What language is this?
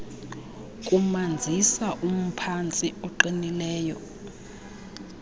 Xhosa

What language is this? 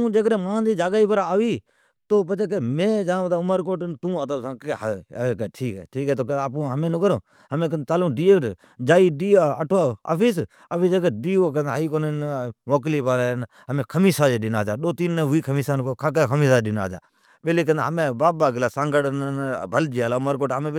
Od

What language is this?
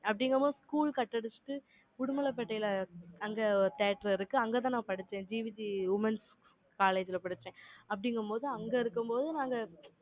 Tamil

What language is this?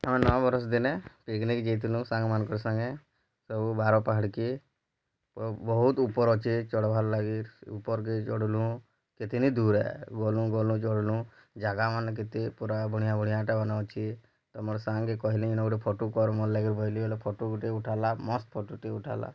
Odia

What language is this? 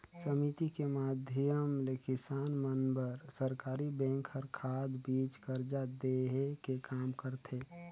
Chhattisgarhi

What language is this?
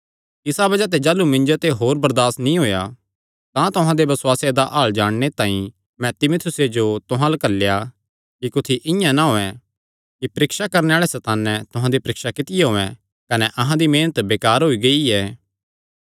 Kangri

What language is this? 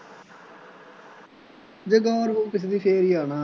Punjabi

